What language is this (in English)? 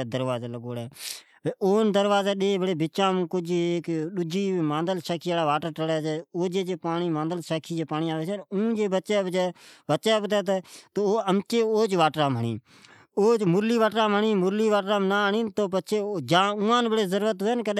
Od